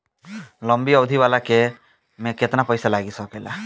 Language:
Bhojpuri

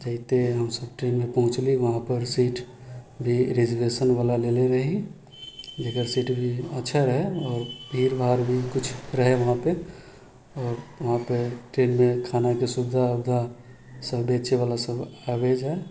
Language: Maithili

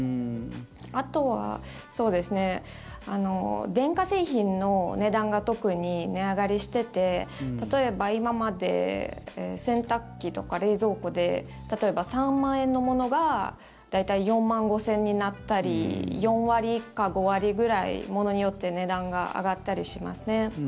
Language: Japanese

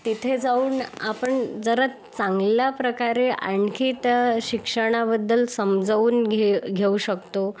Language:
Marathi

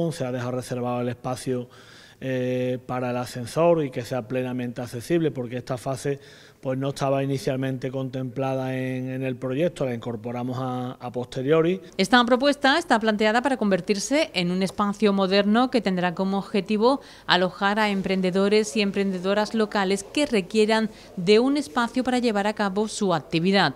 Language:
Spanish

